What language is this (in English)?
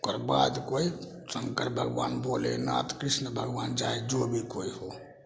Maithili